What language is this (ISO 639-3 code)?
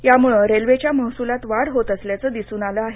mar